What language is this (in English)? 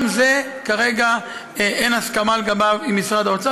Hebrew